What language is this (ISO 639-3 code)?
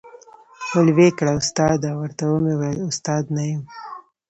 pus